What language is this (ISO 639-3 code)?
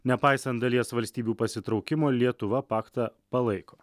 lit